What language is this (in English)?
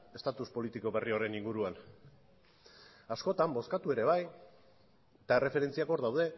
Basque